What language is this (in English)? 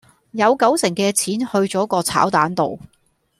Cantonese